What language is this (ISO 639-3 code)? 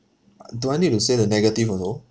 eng